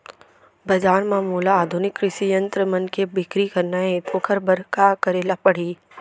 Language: Chhattisgarhi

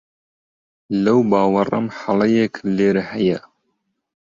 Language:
Central Kurdish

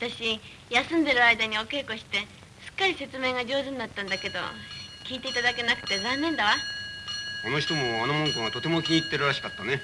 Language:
Japanese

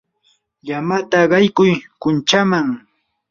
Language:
Yanahuanca Pasco Quechua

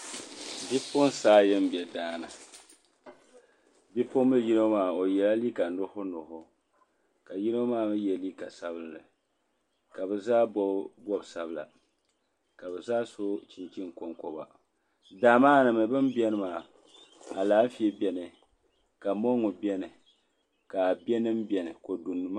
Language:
Dagbani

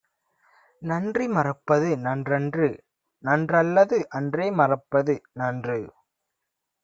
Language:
Tamil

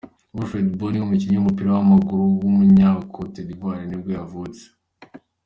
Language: Kinyarwanda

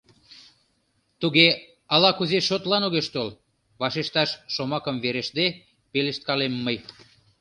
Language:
Mari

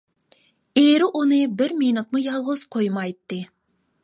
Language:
Uyghur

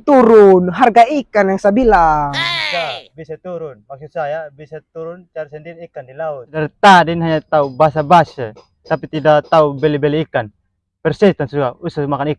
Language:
Indonesian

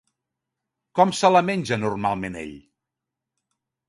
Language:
Catalan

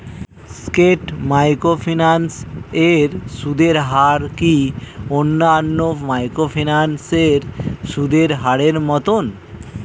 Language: Bangla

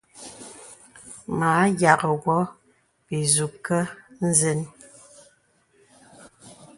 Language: Bebele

